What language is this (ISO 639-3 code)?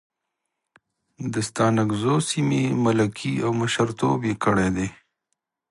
pus